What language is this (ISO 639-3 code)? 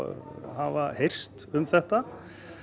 isl